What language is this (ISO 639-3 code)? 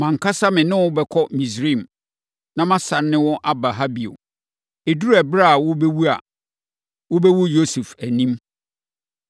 aka